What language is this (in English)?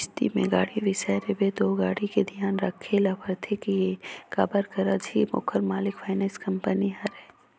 Chhattisgarhi